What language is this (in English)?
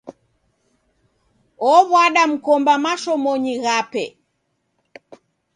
Taita